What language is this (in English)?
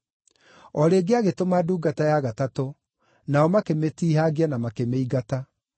Kikuyu